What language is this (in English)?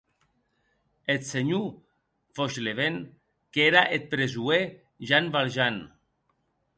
Occitan